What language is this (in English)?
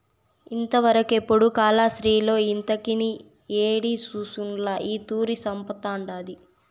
Telugu